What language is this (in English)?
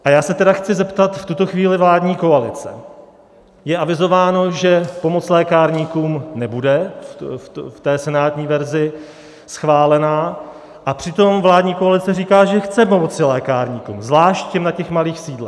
Czech